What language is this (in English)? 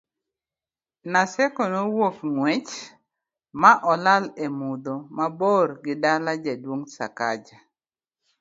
Luo (Kenya and Tanzania)